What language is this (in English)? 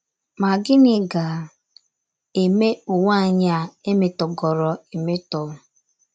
Igbo